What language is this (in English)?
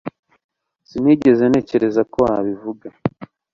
Kinyarwanda